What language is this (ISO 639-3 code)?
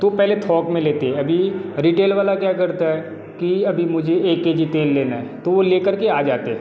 hin